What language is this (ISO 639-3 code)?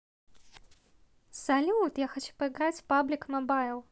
rus